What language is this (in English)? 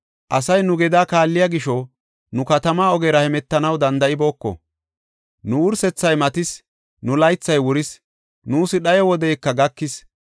Gofa